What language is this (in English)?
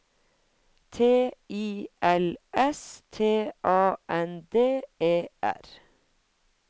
Norwegian